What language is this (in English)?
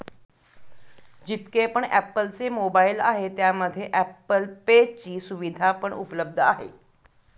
Marathi